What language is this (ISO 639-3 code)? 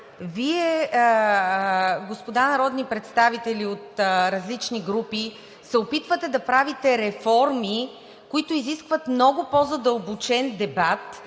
bul